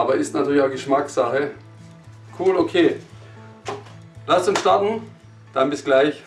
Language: German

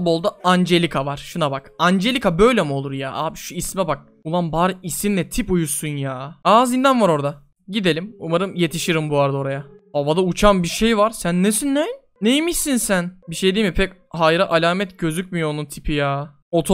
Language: Turkish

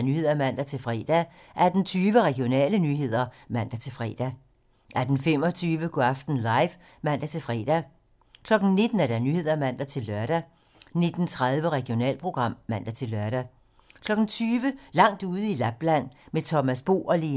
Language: Danish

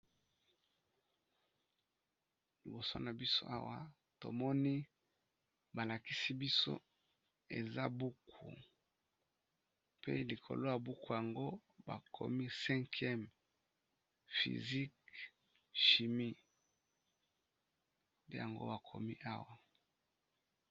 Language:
Lingala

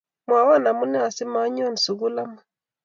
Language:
Kalenjin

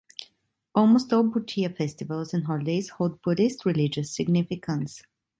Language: English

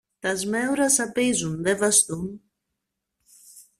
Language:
Greek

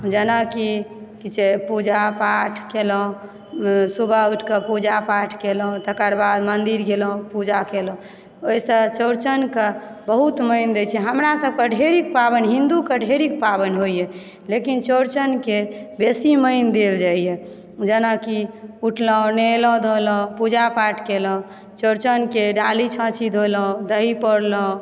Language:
Maithili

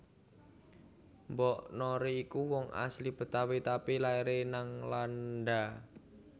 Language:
Javanese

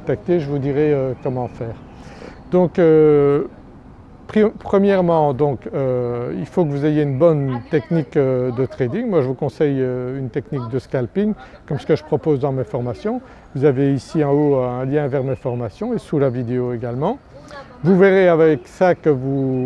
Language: French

